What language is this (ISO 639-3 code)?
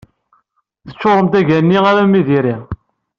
kab